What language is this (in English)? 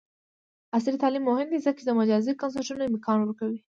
Pashto